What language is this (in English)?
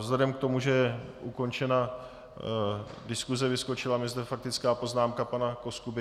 Czech